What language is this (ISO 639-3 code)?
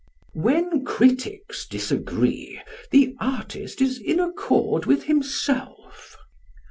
eng